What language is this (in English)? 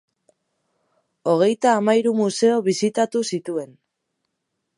Basque